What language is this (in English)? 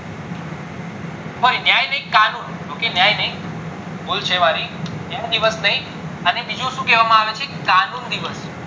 Gujarati